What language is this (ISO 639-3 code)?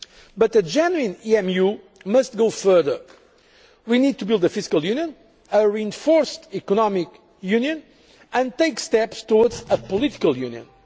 eng